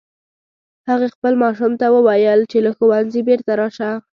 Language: Pashto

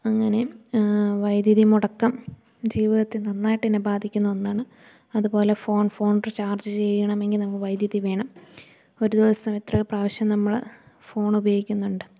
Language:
Malayalam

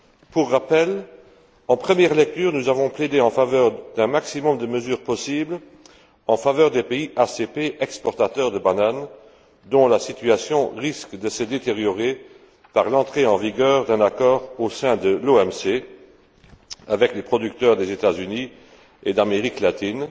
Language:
French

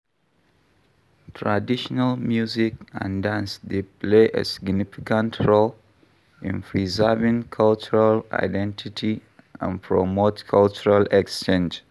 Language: Nigerian Pidgin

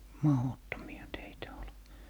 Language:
Finnish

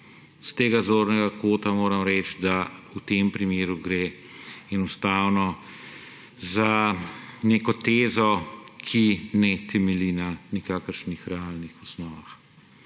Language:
Slovenian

